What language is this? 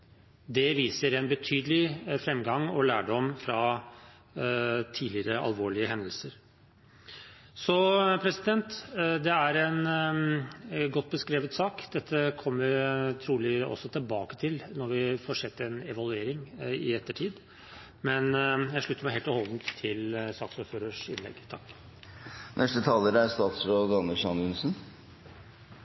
Norwegian Bokmål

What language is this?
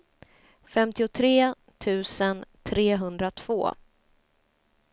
Swedish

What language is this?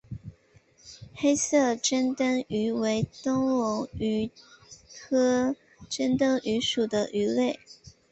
Chinese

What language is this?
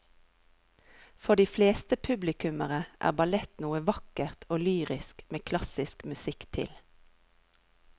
Norwegian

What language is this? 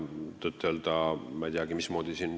Estonian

